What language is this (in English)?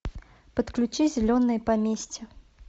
Russian